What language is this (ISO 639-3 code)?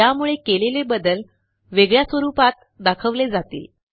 mar